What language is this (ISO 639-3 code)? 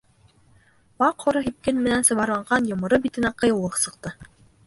bak